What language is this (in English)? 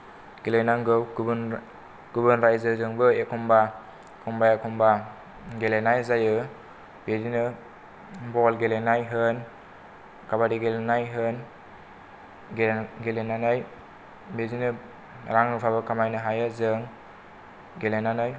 Bodo